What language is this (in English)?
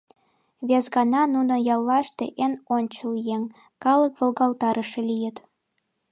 Mari